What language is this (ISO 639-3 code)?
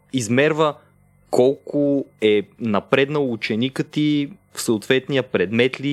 bul